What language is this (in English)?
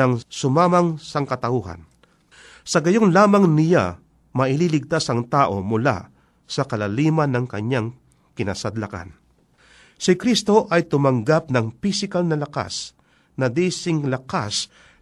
Filipino